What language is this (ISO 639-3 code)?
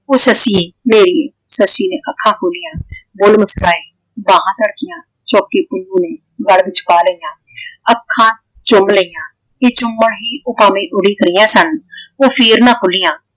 pan